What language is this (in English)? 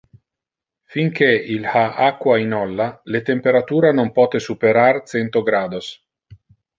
Interlingua